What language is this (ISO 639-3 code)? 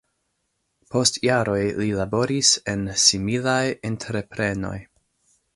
epo